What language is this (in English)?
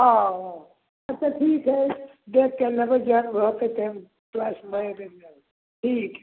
Maithili